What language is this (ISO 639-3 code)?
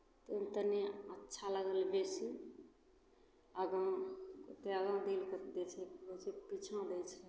mai